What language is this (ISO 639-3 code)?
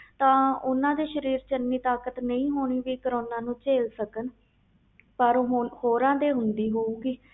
pan